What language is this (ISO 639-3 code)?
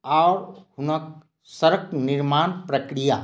mai